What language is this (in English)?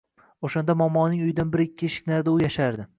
Uzbek